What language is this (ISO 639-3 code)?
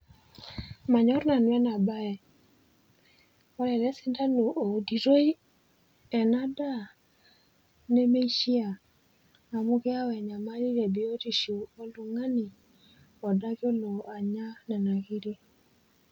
mas